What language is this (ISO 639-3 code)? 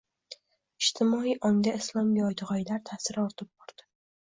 uzb